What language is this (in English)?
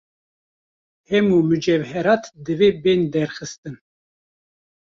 Kurdish